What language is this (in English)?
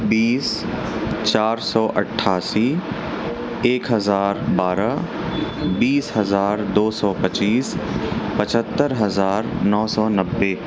Urdu